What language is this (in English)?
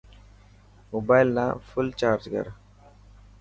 Dhatki